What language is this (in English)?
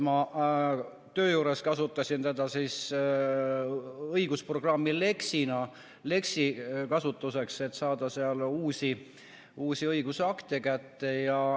Estonian